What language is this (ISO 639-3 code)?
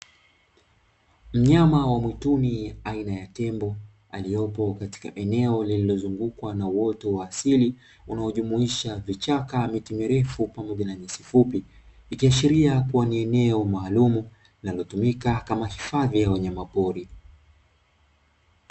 swa